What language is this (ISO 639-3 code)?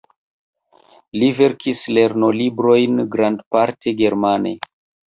epo